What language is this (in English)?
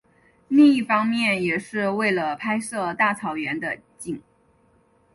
Chinese